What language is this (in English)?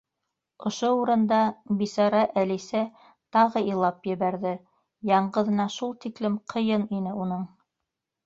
Bashkir